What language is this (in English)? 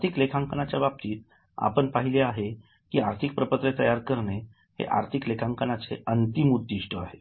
Marathi